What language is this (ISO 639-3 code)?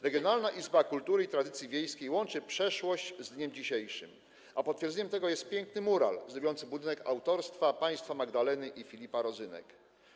pol